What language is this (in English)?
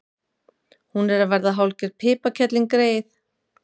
Icelandic